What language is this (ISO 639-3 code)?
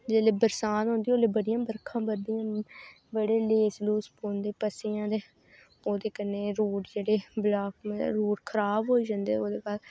doi